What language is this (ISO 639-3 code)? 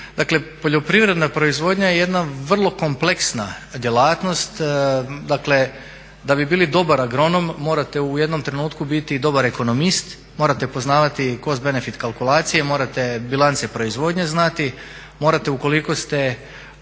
hrv